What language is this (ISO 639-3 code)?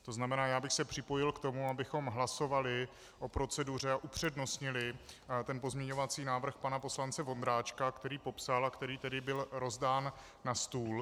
ces